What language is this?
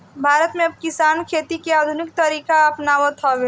Bhojpuri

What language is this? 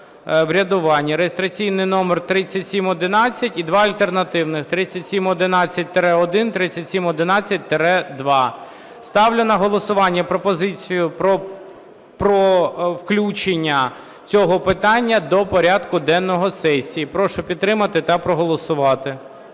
Ukrainian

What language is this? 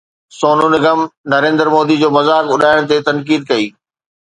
Sindhi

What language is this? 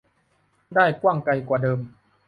Thai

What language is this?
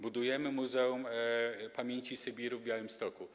Polish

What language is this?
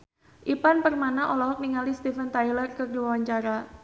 Sundanese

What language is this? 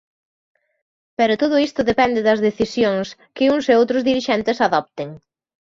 Galician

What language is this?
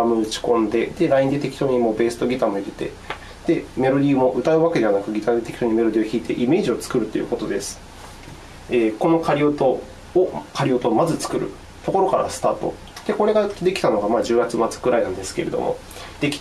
Japanese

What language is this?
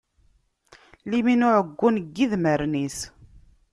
Kabyle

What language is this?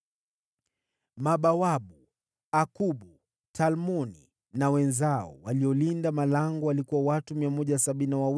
Swahili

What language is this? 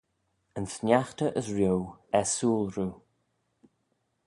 Manx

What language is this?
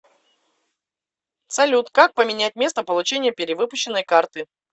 Russian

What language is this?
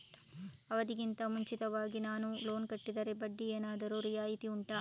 Kannada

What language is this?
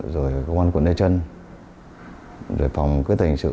Vietnamese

